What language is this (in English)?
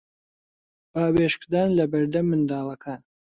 Central Kurdish